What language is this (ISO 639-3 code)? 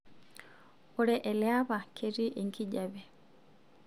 mas